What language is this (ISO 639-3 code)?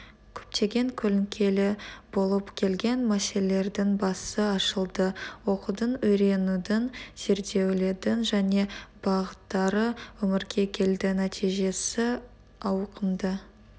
kaz